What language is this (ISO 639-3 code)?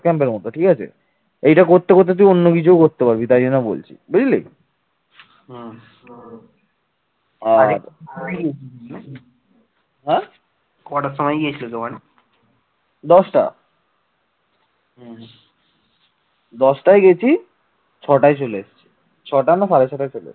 ben